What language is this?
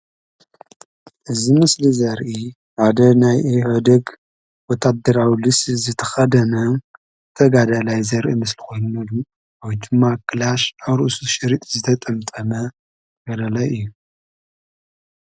Tigrinya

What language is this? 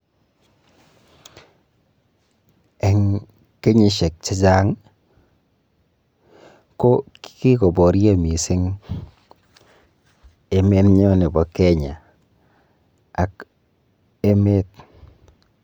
Kalenjin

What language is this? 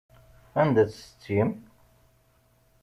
Kabyle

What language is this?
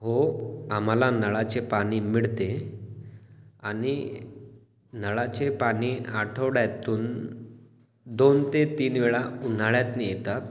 Marathi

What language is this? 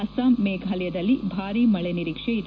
Kannada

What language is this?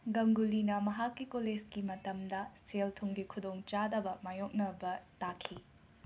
Manipuri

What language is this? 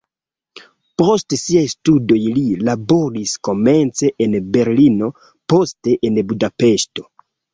Esperanto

